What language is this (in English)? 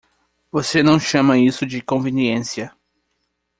Portuguese